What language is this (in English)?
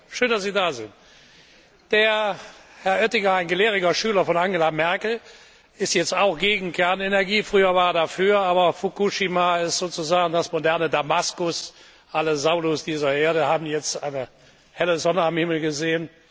German